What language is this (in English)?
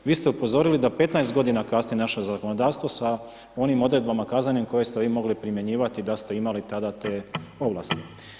Croatian